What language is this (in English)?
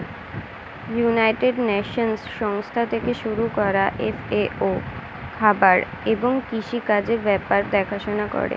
Bangla